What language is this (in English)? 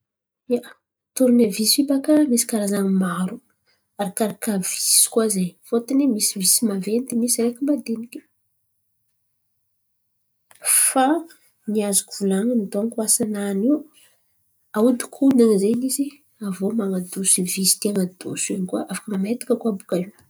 Antankarana Malagasy